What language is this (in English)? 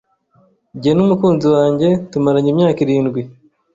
Kinyarwanda